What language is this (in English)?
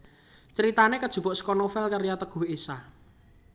Javanese